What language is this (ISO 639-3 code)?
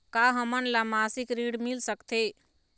hne